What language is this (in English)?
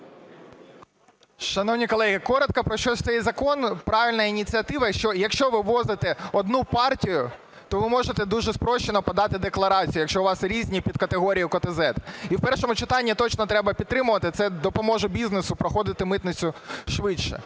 Ukrainian